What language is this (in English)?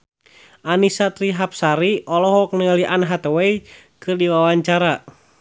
Sundanese